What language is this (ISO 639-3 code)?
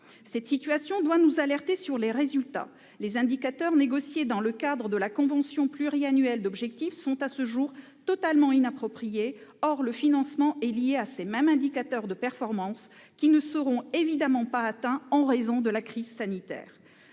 fra